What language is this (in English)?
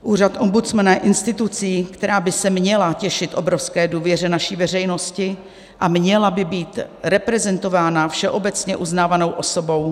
Czech